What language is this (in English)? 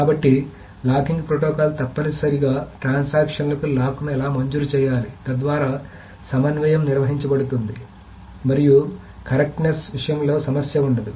Telugu